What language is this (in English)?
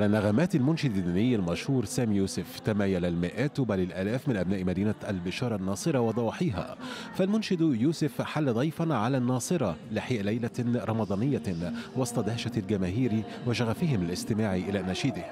Arabic